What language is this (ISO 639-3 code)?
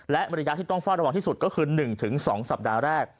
tha